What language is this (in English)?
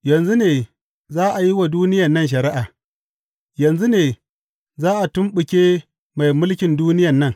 Hausa